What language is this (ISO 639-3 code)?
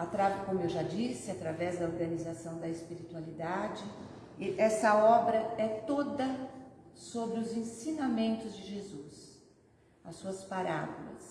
por